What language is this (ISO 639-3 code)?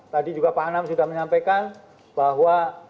ind